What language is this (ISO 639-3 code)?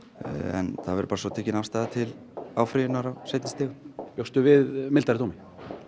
isl